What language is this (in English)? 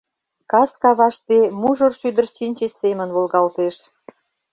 Mari